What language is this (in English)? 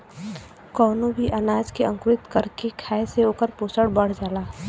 Bhojpuri